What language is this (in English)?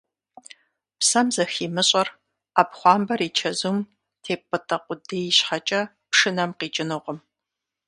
Kabardian